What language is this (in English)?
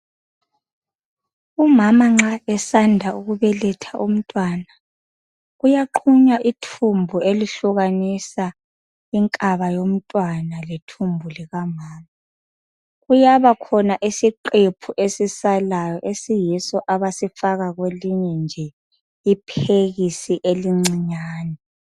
North Ndebele